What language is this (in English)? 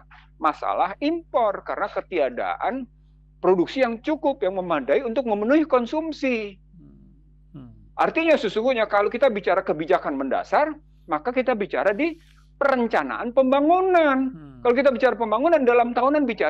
Indonesian